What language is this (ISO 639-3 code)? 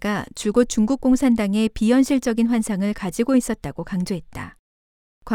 kor